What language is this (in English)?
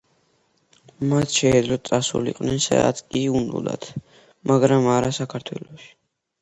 Georgian